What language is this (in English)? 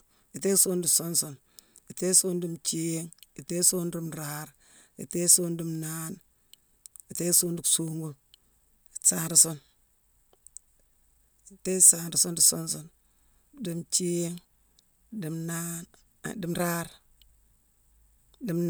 Mansoanka